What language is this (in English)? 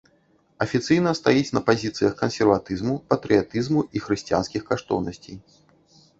Belarusian